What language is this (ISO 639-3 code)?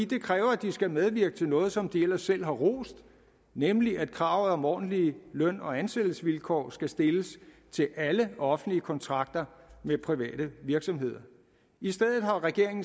dan